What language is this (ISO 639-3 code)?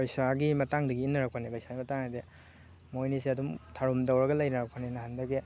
mni